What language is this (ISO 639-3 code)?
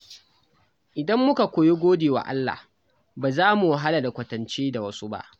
hau